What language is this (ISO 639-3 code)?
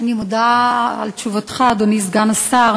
heb